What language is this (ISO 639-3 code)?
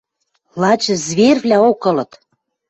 mrj